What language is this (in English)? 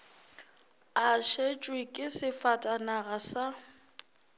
Northern Sotho